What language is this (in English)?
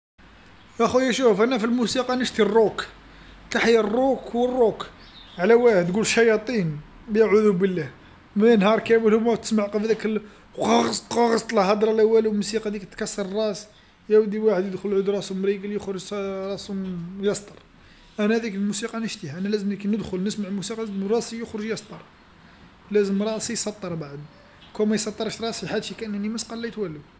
Algerian Arabic